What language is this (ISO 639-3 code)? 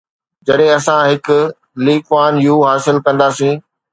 snd